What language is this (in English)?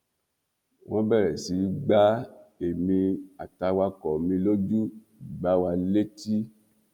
Yoruba